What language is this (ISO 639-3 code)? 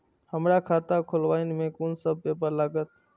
mai